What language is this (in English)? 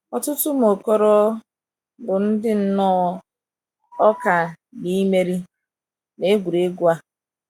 Igbo